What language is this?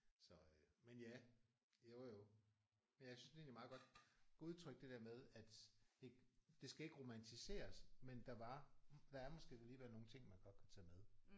Danish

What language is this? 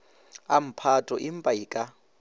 Northern Sotho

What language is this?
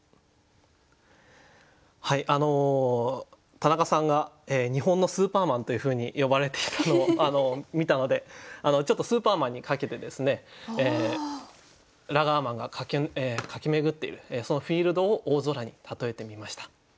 Japanese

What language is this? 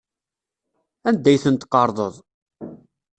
Kabyle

